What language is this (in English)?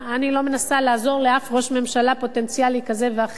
Hebrew